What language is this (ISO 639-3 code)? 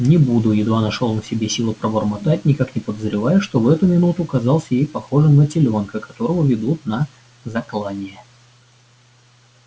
rus